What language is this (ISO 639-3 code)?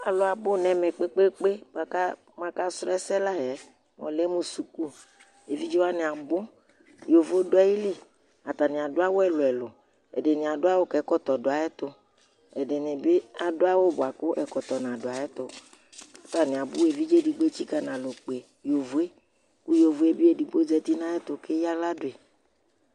kpo